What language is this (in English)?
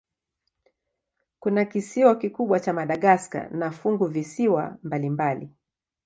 Swahili